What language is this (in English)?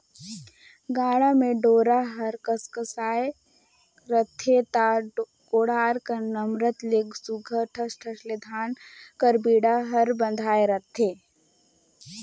Chhattisgarhi